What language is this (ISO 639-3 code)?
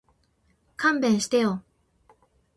jpn